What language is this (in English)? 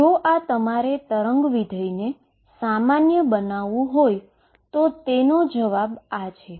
Gujarati